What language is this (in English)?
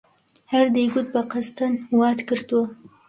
Central Kurdish